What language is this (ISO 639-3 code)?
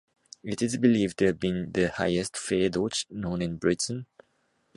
eng